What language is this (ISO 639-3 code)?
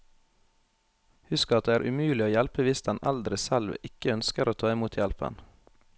nor